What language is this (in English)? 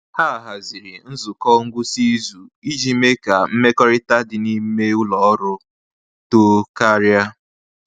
Igbo